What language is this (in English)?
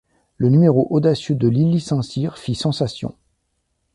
French